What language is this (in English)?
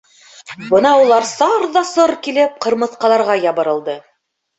Bashkir